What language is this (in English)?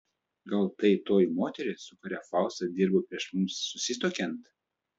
Lithuanian